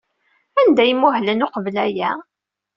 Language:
Kabyle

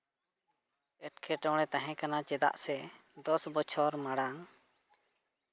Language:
Santali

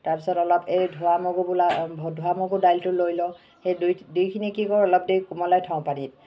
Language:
Assamese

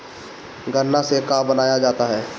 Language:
Bhojpuri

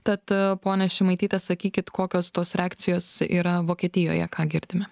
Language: Lithuanian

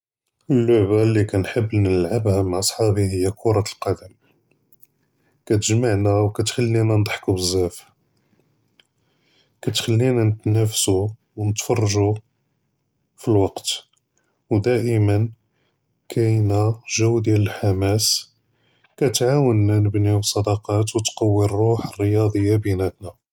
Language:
Judeo-Arabic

